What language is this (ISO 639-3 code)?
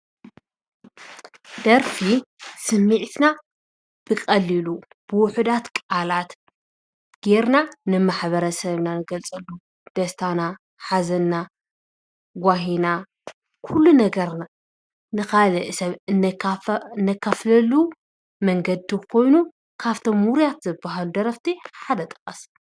tir